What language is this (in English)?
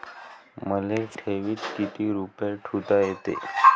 Marathi